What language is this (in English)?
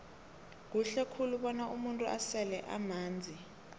South Ndebele